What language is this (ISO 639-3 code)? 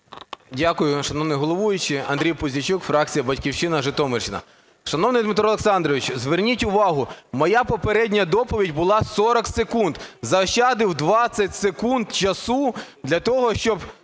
ukr